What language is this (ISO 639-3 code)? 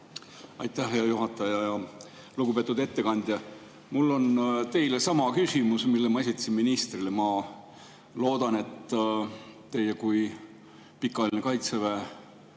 est